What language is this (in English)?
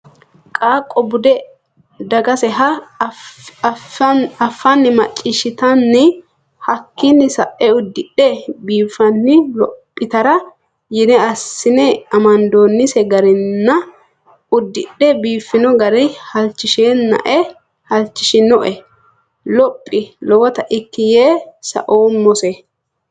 Sidamo